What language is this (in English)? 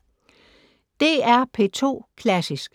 Danish